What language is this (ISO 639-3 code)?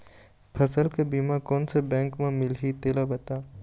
hne